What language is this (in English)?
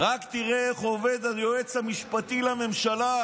Hebrew